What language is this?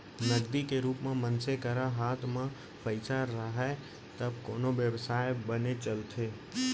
Chhattisgarhi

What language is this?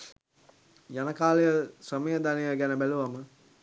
Sinhala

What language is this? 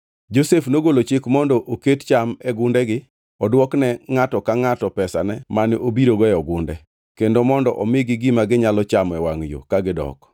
Luo (Kenya and Tanzania)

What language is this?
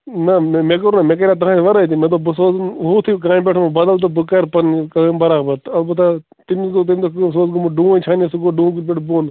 Kashmiri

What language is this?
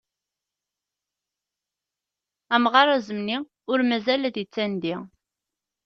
Kabyle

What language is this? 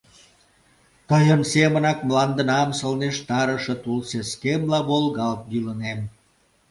Mari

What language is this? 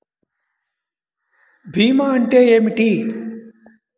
Telugu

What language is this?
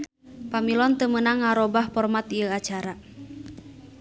Sundanese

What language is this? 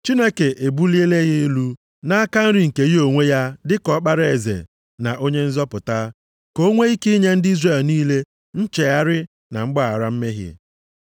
Igbo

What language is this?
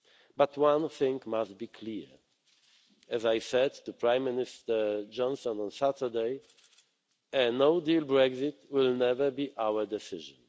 English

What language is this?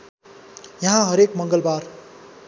Nepali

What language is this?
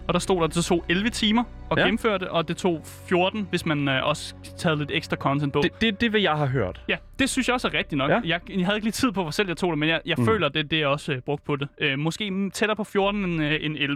Danish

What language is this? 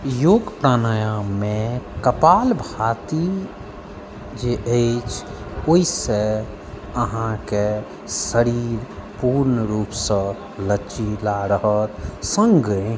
Maithili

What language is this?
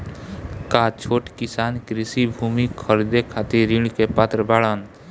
Bhojpuri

